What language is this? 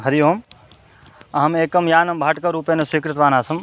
Sanskrit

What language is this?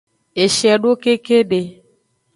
Aja (Benin)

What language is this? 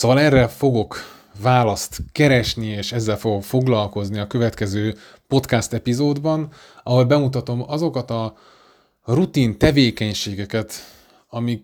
Hungarian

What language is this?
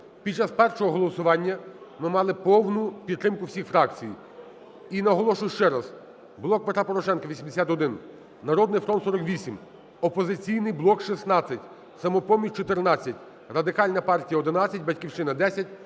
Ukrainian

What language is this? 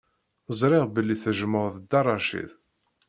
Kabyle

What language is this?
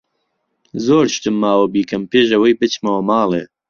Central Kurdish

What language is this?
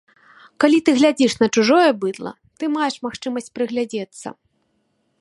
Belarusian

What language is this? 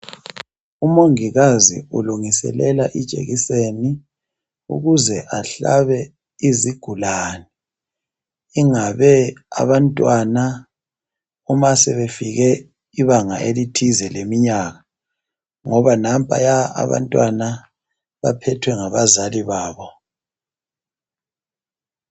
North Ndebele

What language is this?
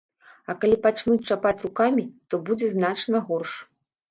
Belarusian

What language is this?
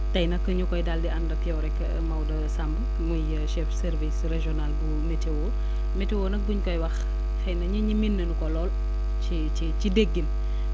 Wolof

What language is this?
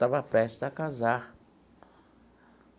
Portuguese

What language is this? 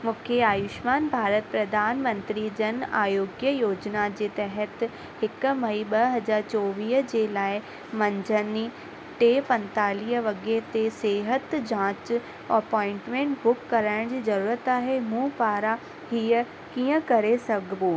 Sindhi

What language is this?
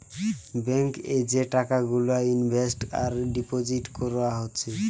Bangla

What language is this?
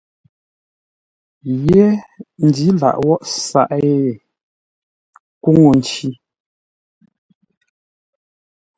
Ngombale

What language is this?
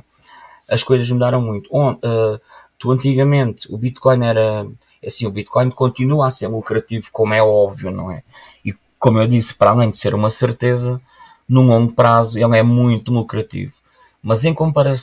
Portuguese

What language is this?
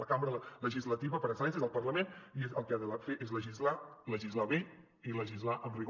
Catalan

